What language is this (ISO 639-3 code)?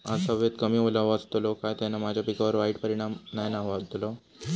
mar